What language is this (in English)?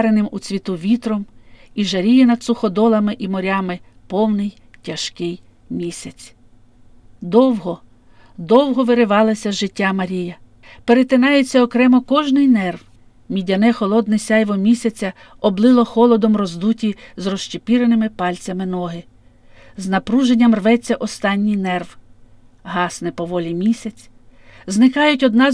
Ukrainian